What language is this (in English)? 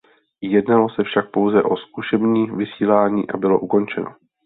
Czech